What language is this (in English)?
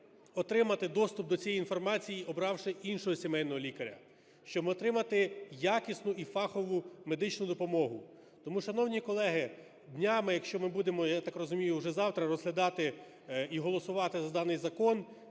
Ukrainian